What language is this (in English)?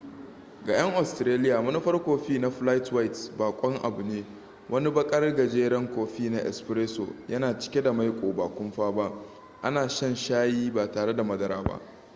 Hausa